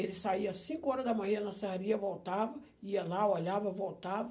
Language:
Portuguese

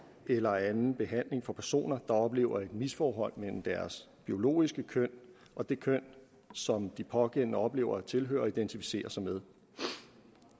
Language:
Danish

